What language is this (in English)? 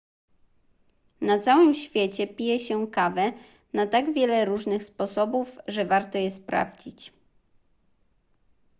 Polish